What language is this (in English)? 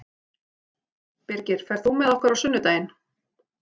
Icelandic